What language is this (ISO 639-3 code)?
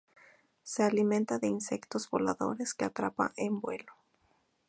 spa